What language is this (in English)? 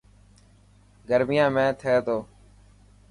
Dhatki